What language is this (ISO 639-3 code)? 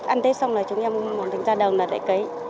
vie